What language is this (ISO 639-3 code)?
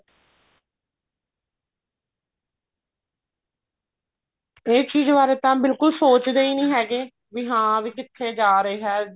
pan